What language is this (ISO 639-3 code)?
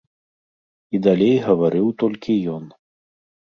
bel